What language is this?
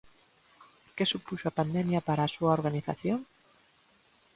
Galician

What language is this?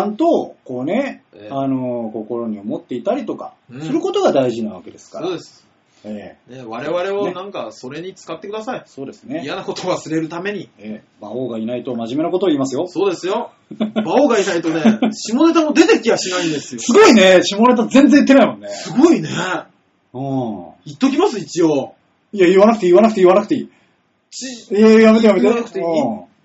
Japanese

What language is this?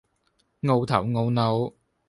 Cantonese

